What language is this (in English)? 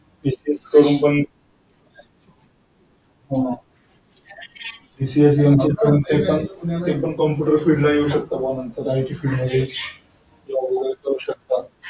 Marathi